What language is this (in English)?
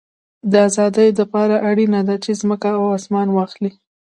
Pashto